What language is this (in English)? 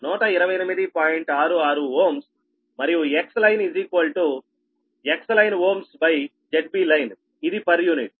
Telugu